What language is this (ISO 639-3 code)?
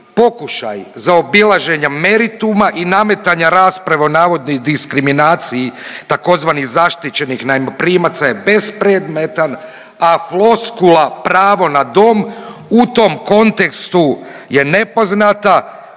hrv